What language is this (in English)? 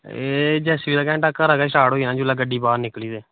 Dogri